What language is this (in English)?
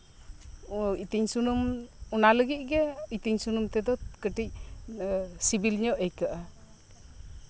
Santali